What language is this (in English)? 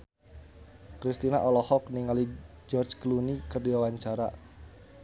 Sundanese